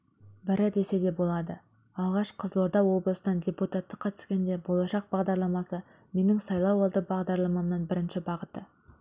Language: Kazakh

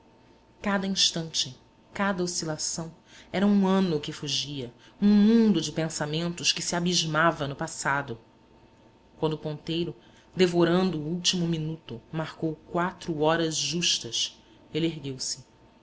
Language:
Portuguese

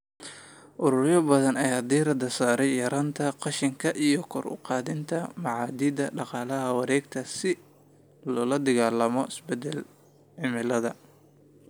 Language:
Somali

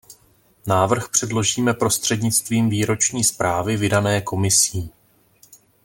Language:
Czech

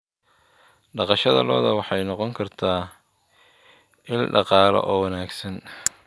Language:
Somali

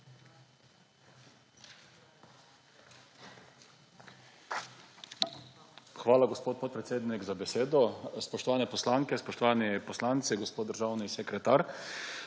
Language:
Slovenian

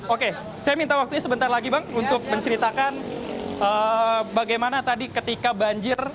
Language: Indonesian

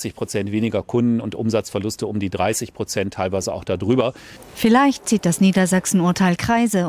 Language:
German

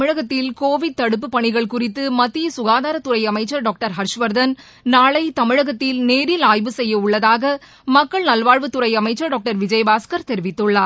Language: Tamil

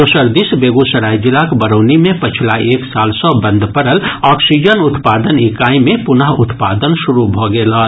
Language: Maithili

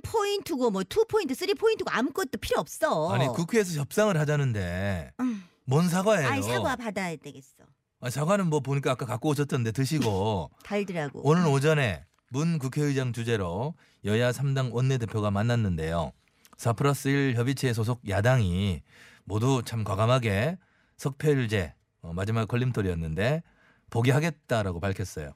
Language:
Korean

